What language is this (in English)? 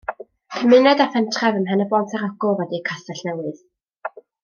Welsh